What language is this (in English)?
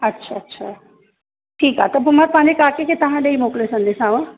Sindhi